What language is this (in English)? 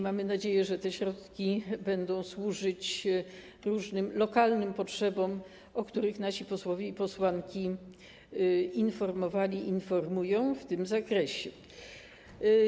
Polish